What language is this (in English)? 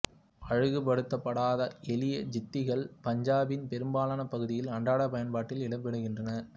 Tamil